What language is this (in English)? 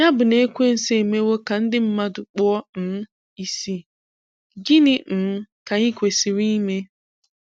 Igbo